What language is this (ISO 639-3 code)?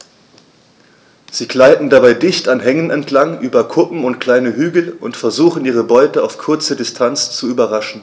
deu